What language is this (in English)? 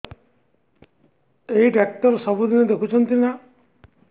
Odia